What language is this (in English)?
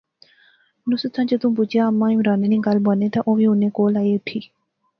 Pahari-Potwari